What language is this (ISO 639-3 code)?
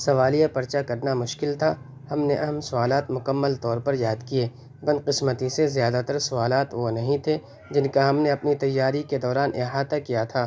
urd